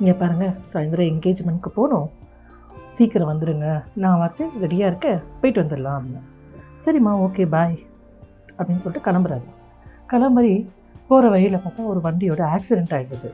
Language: Tamil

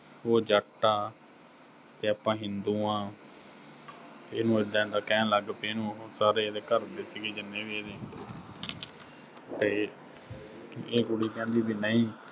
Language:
Punjabi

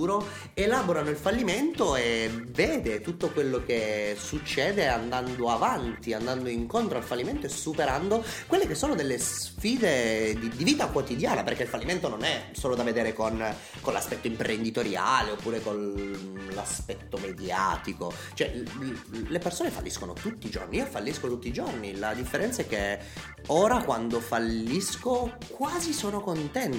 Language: Italian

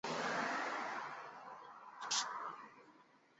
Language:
Chinese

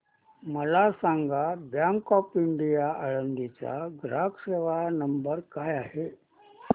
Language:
Marathi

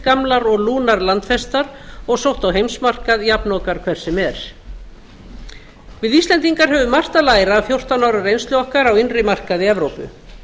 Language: Icelandic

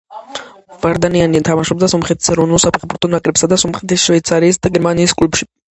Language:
Georgian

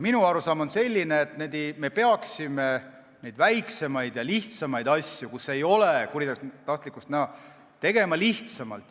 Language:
Estonian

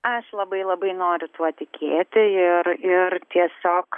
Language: Lithuanian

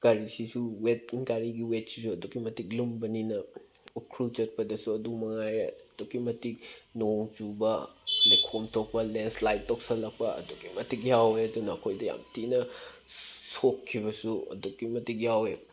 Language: Manipuri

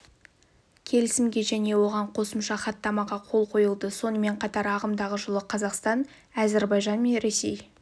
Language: Kazakh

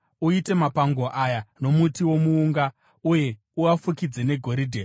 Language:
Shona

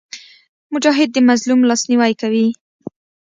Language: Pashto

